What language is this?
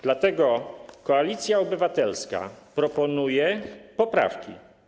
Polish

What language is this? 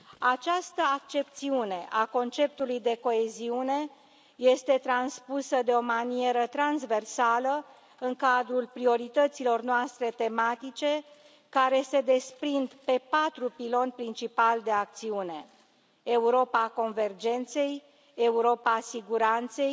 Romanian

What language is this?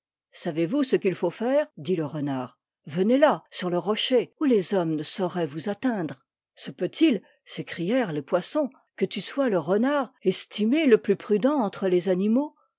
French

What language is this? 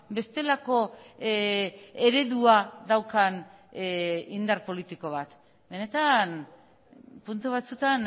Basque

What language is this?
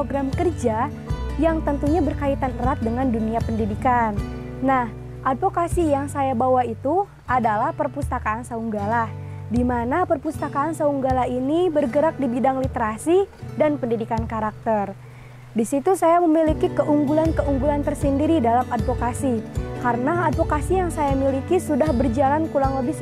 Indonesian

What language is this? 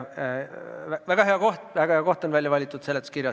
Estonian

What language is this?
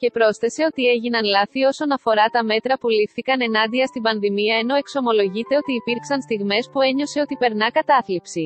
Greek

